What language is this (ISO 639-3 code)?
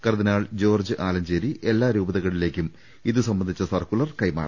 mal